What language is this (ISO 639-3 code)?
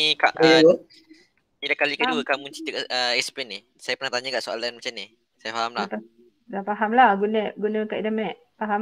msa